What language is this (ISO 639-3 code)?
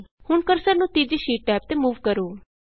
pan